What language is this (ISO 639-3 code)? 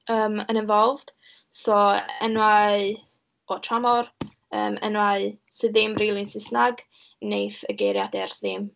cym